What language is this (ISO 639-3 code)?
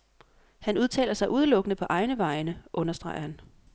dan